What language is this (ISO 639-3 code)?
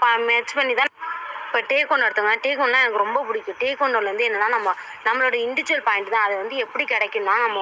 tam